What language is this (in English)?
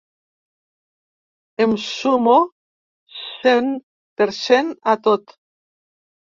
Catalan